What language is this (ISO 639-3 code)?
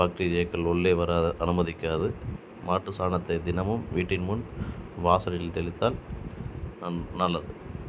tam